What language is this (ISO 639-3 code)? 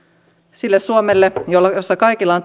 fin